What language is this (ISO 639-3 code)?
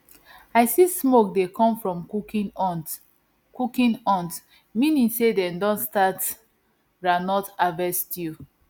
pcm